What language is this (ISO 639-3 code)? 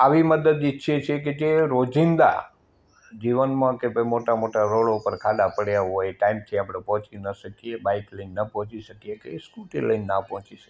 guj